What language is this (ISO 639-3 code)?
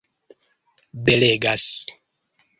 epo